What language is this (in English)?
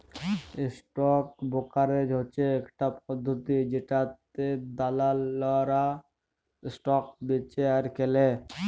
Bangla